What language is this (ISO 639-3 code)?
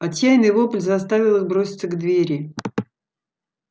rus